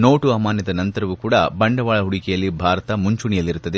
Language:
Kannada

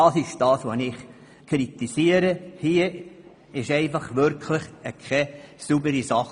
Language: Swiss German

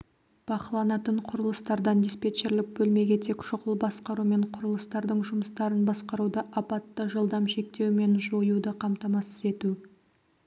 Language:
Kazakh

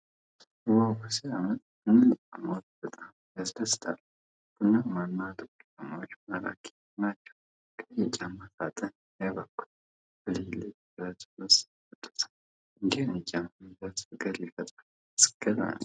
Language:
Amharic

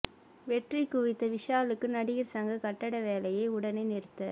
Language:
Tamil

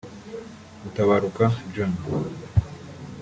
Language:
Kinyarwanda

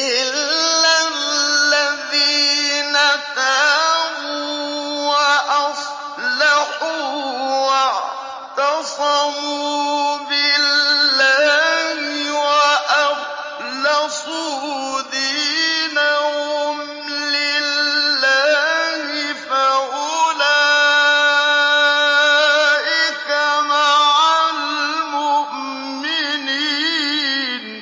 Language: Arabic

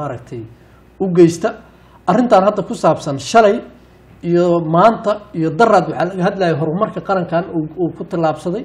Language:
Arabic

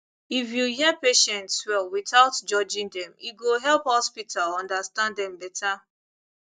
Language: Nigerian Pidgin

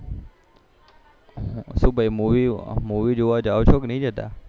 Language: Gujarati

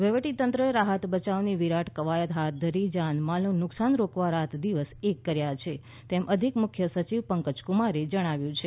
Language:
Gujarati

